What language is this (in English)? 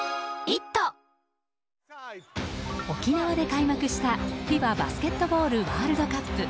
Japanese